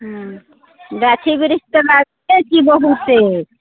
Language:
Maithili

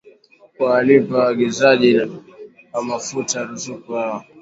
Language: Swahili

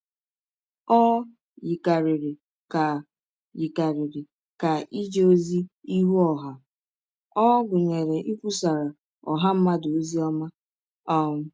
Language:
Igbo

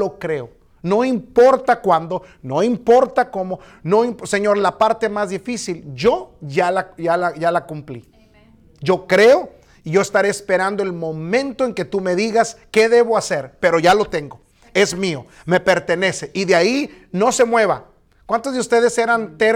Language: Spanish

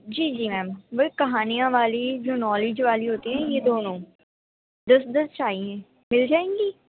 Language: Urdu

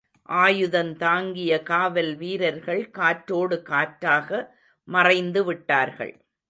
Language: Tamil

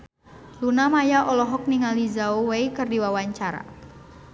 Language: Sundanese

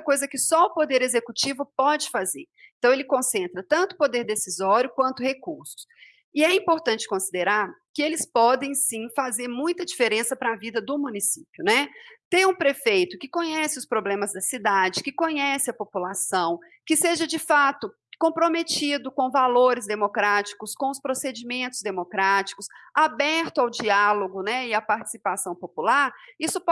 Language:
Portuguese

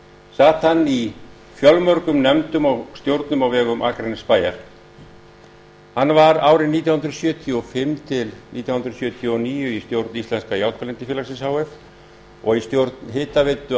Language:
Icelandic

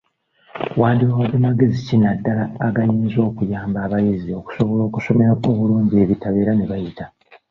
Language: Ganda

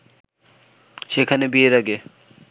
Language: Bangla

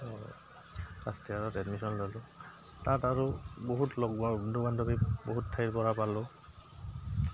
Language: Assamese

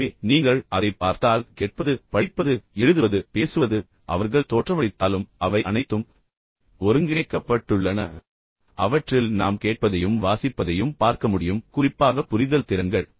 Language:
Tamil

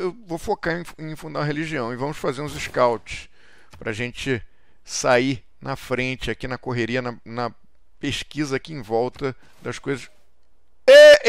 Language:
Portuguese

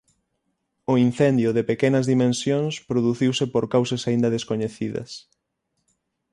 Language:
Galician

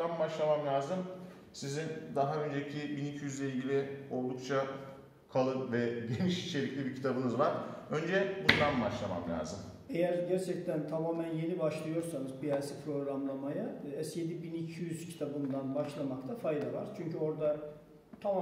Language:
Turkish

